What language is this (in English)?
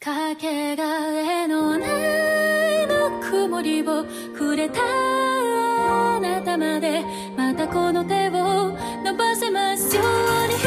Japanese